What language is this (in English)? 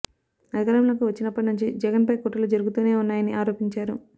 Telugu